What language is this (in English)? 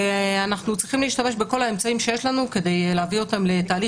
Hebrew